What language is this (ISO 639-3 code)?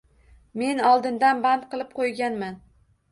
uzb